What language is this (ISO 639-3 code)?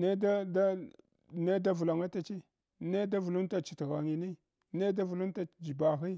hwo